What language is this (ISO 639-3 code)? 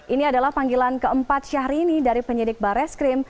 ind